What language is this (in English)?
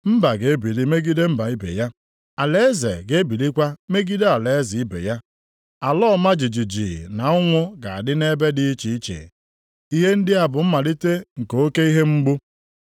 Igbo